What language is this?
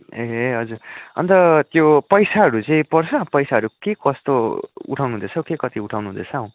Nepali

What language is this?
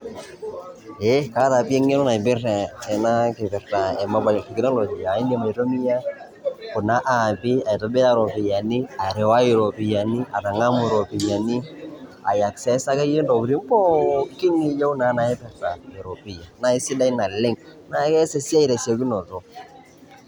Masai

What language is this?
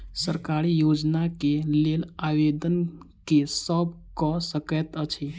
Maithili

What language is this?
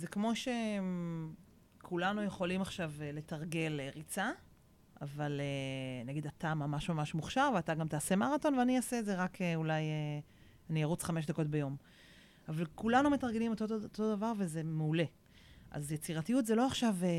Hebrew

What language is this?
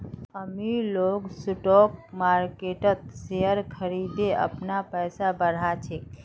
Magahi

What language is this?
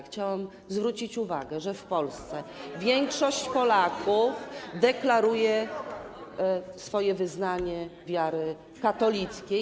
Polish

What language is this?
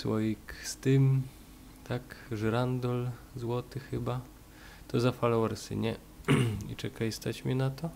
Polish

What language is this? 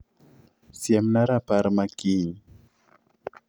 Luo (Kenya and Tanzania)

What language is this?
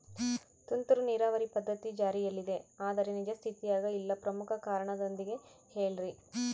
Kannada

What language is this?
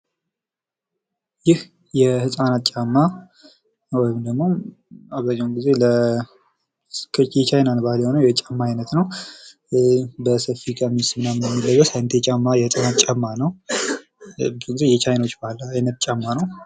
Amharic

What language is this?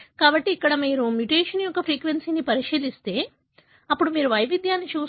Telugu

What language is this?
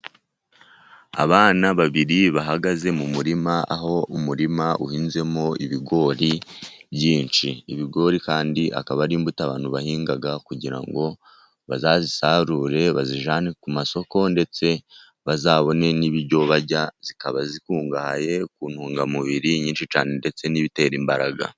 Kinyarwanda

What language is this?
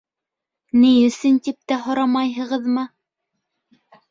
Bashkir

